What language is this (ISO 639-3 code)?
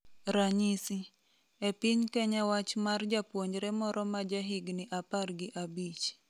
luo